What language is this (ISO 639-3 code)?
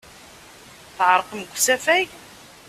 kab